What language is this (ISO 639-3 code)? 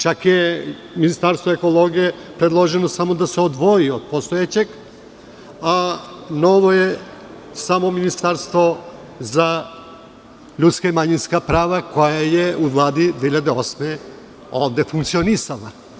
srp